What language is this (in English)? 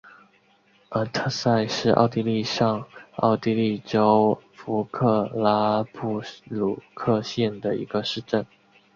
Chinese